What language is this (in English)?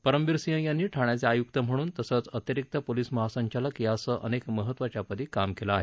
Marathi